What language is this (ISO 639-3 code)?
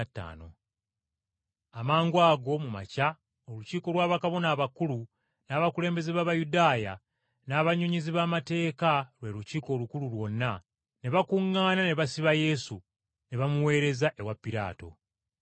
lug